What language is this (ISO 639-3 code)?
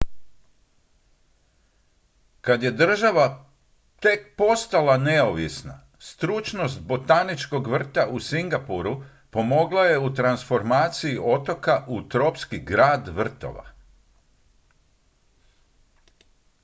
hrv